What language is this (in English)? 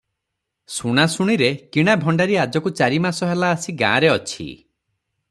Odia